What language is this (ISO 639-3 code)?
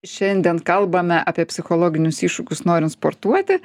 lit